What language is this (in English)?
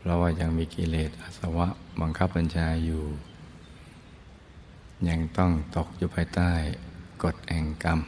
Thai